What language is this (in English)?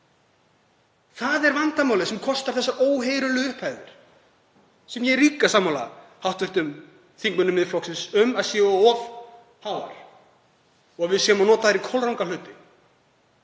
Icelandic